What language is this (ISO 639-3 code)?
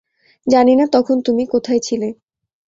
ben